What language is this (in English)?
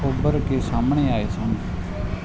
Punjabi